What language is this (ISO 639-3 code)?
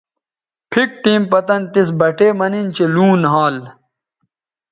btv